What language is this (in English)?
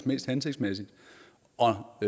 Danish